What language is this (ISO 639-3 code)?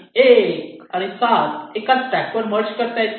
mar